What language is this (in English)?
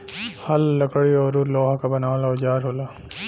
Bhojpuri